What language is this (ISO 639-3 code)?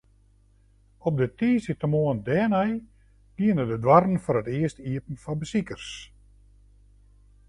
fry